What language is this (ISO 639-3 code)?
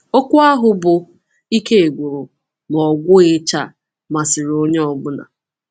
ibo